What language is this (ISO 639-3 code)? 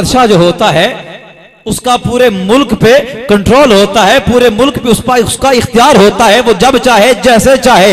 hin